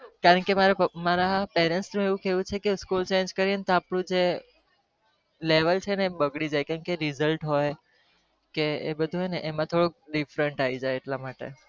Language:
Gujarati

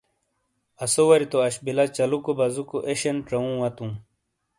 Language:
Shina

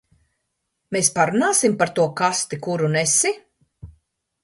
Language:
Latvian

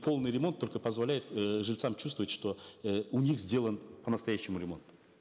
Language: Kazakh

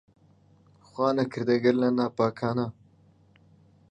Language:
Central Kurdish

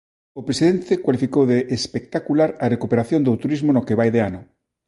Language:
Galician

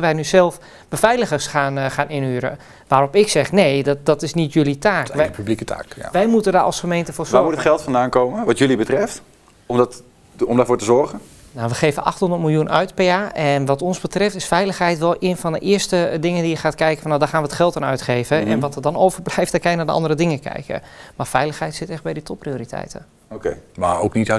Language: Dutch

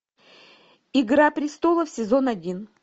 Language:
Russian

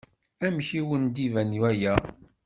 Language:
Kabyle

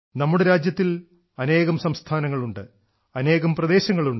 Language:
Malayalam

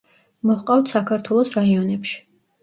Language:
Georgian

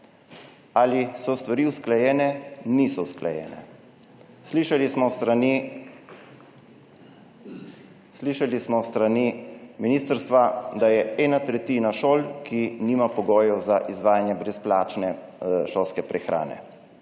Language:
Slovenian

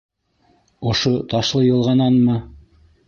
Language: Bashkir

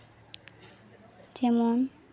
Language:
Santali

